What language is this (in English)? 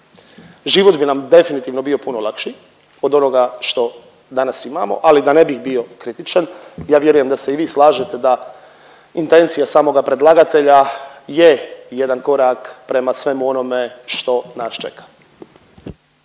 Croatian